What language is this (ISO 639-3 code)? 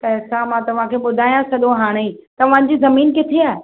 snd